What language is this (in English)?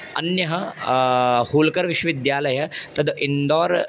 Sanskrit